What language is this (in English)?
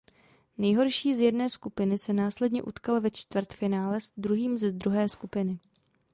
Czech